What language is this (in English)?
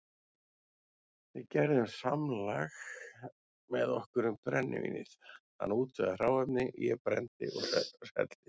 Icelandic